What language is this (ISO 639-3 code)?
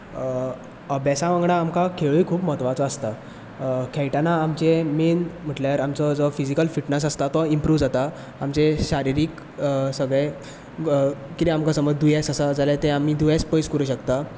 kok